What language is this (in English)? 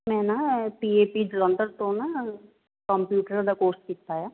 Punjabi